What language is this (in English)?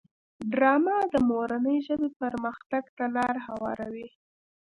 Pashto